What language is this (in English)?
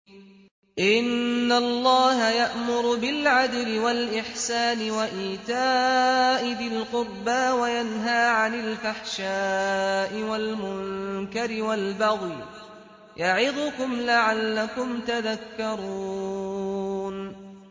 Arabic